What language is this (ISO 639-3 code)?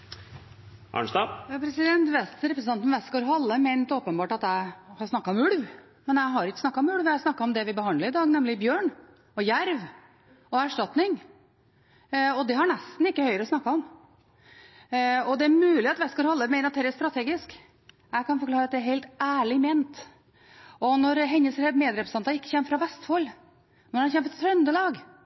nob